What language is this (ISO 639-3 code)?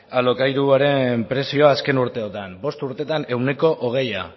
eus